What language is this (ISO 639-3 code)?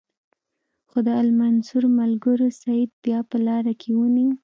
pus